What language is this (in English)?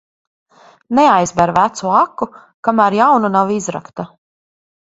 Latvian